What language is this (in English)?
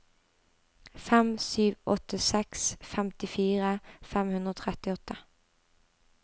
Norwegian